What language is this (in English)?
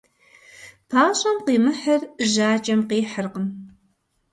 Kabardian